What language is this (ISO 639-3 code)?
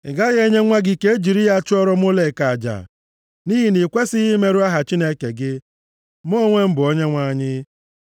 ibo